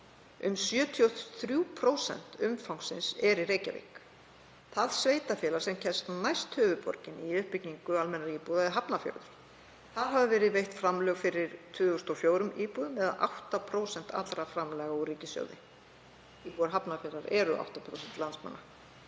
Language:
Icelandic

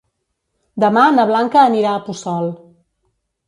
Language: Catalan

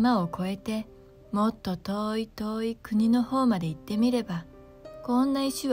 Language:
Japanese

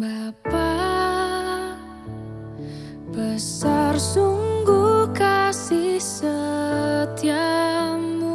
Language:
Indonesian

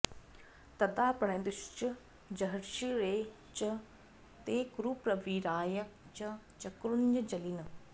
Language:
Sanskrit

